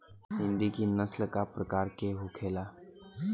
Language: Bhojpuri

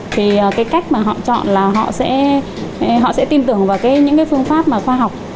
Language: Vietnamese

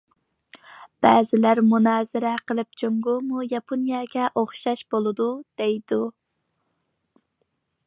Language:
Uyghur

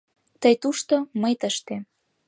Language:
Mari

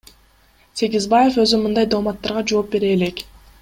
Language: Kyrgyz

